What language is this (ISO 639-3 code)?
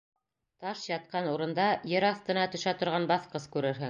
bak